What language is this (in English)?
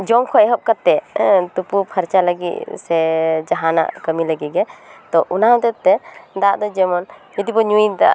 Santali